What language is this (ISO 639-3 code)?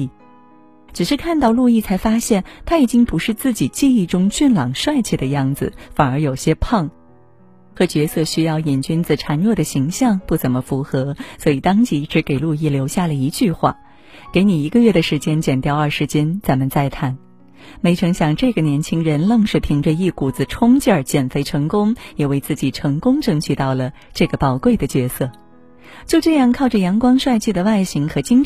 zho